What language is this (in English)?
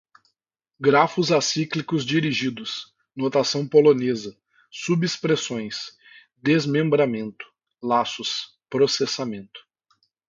Portuguese